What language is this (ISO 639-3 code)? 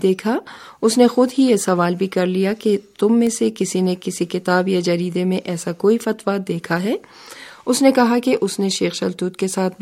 urd